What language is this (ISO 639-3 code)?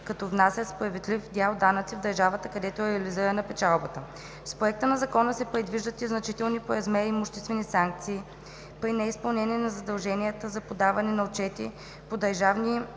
bul